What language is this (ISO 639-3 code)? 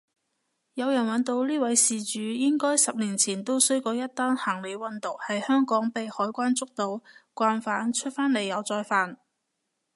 yue